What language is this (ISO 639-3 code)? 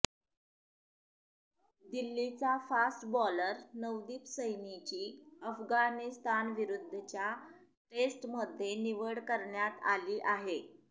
mar